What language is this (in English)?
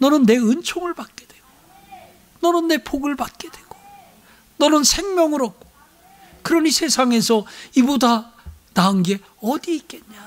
Korean